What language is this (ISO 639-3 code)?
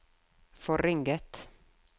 nor